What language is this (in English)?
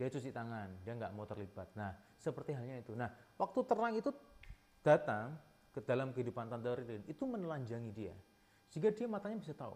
Indonesian